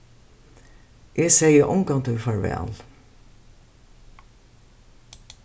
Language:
Faroese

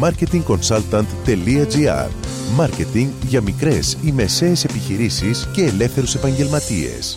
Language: Greek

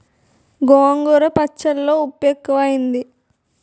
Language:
Telugu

